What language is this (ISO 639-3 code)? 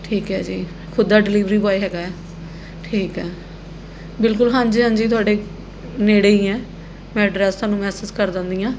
pan